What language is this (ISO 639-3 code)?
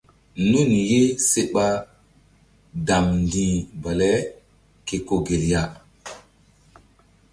mdd